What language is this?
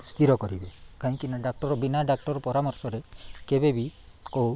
Odia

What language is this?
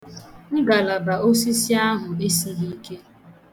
Igbo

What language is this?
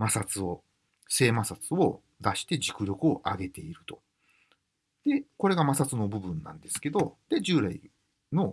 Japanese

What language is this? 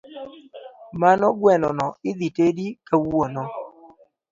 Luo (Kenya and Tanzania)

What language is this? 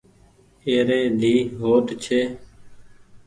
Goaria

